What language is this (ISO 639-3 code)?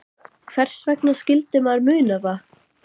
isl